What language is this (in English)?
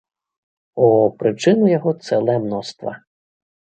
Belarusian